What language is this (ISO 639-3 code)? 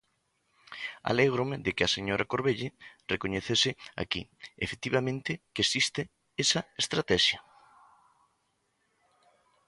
glg